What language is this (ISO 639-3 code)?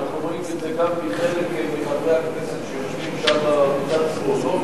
heb